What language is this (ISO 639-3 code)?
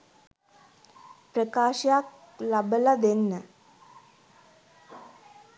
sin